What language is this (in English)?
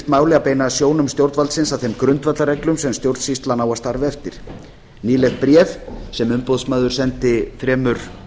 Icelandic